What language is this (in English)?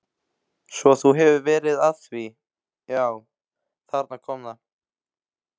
Icelandic